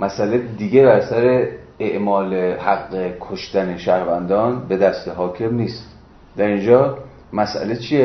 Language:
Persian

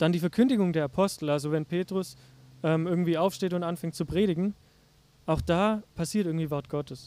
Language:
German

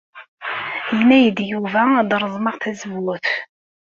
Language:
Kabyle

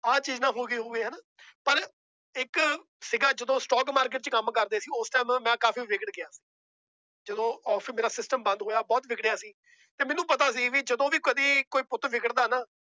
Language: Punjabi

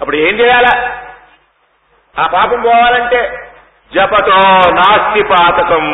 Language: Telugu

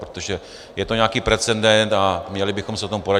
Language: Czech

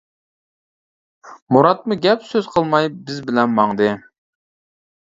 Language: Uyghur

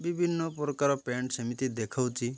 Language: Odia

